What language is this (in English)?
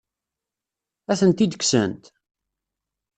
Kabyle